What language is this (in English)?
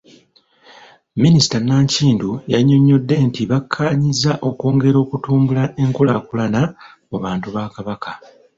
Ganda